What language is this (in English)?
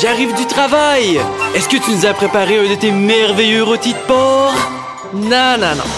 French